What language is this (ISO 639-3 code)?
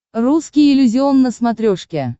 rus